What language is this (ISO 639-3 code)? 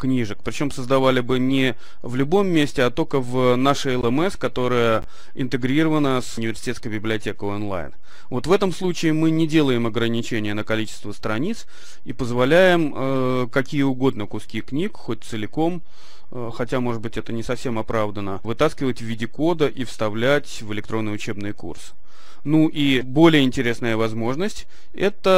rus